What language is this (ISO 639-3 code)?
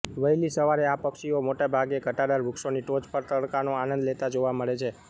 guj